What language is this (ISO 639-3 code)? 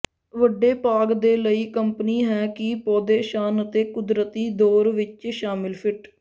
pan